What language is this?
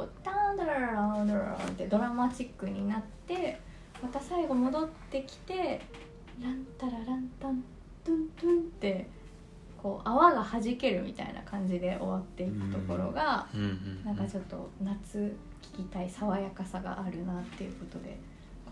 Japanese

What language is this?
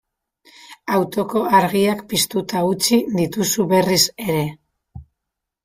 Basque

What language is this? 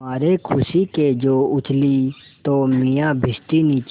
Hindi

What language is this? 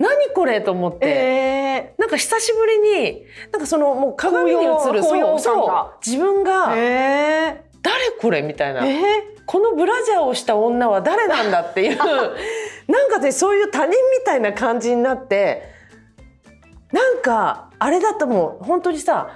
Japanese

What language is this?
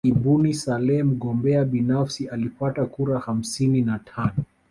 Swahili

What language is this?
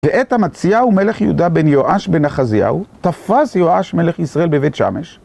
Hebrew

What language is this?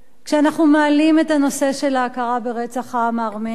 Hebrew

